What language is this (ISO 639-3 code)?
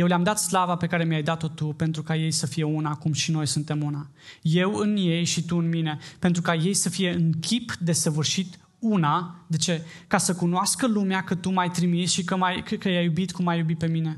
ron